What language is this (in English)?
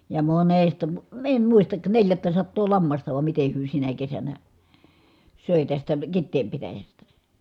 Finnish